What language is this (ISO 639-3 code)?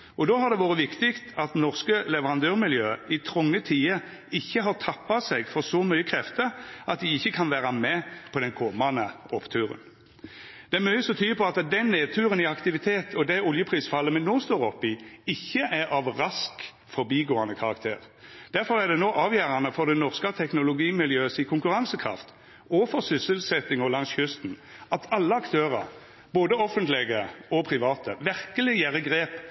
nno